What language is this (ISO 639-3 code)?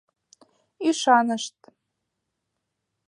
chm